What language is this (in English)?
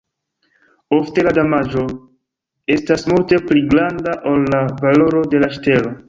Esperanto